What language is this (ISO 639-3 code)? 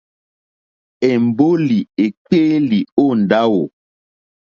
bri